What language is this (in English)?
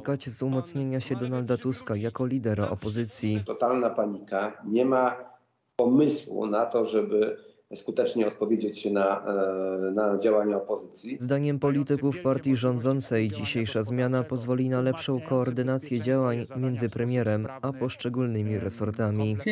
Polish